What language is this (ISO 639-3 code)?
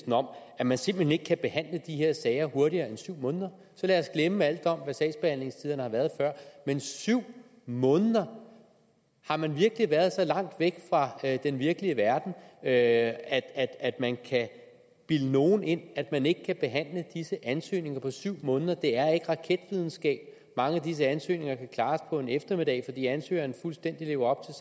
dan